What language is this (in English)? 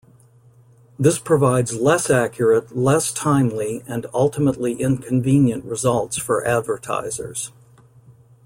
English